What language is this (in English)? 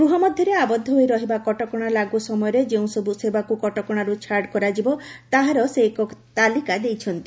Odia